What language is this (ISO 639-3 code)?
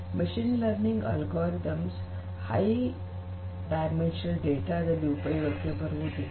kan